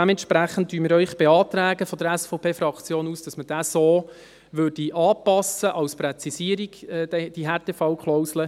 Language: Swiss German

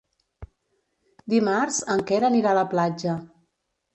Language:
Catalan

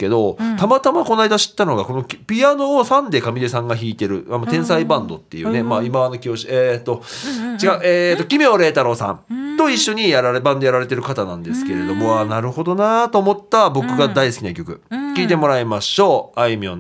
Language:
Japanese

